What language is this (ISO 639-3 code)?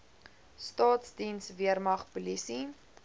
afr